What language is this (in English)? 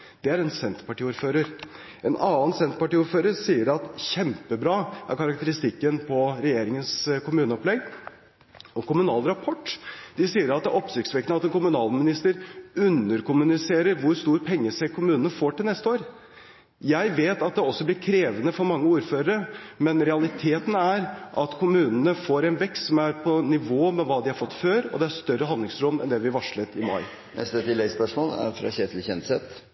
Norwegian